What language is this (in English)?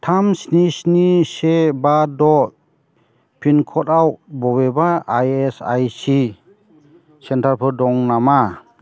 Bodo